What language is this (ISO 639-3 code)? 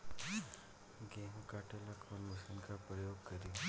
bho